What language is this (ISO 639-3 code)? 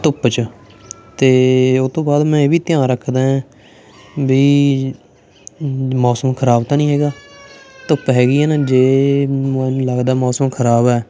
pan